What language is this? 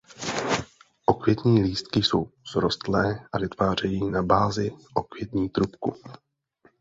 Czech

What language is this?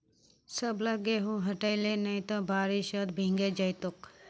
Magahi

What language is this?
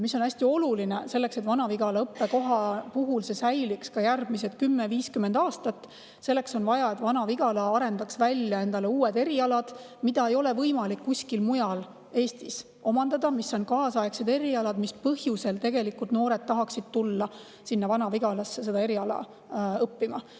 Estonian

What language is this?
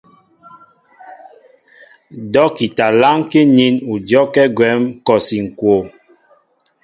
Mbo (Cameroon)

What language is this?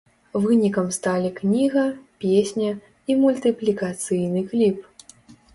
Belarusian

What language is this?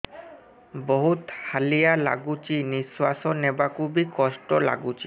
Odia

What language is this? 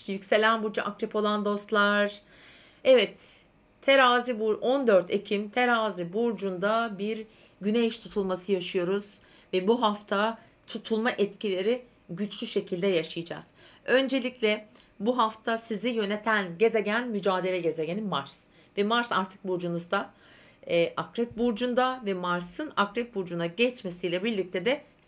Turkish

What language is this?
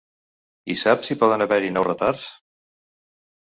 Catalan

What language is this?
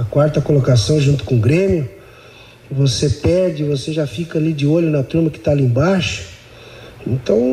Portuguese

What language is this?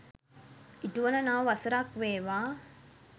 Sinhala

